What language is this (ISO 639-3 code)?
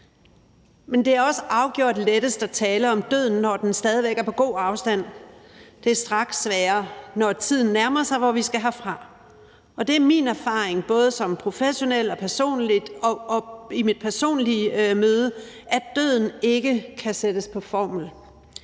dan